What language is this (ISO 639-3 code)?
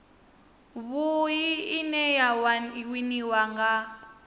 ven